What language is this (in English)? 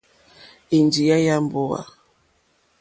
Mokpwe